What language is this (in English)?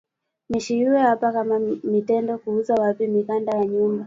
Swahili